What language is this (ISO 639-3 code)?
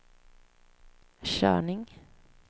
swe